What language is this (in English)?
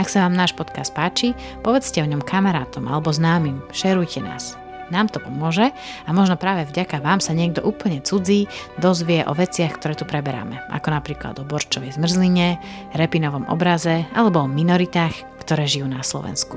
Slovak